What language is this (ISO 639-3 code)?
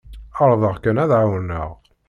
kab